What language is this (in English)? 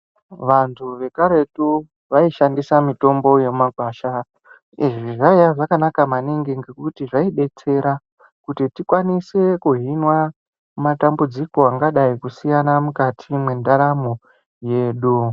Ndau